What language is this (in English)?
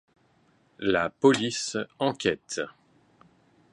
French